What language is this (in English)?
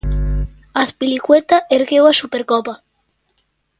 Galician